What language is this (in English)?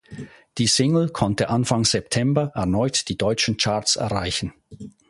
German